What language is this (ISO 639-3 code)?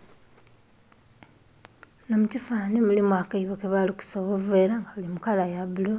xog